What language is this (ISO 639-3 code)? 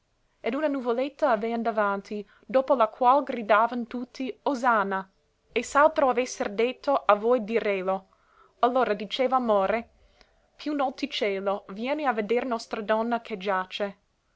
ita